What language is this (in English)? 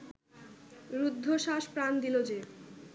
Bangla